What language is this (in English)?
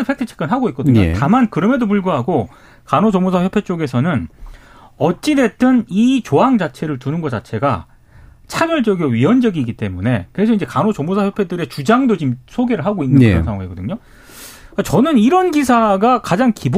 Korean